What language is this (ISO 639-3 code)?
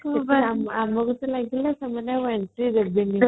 ori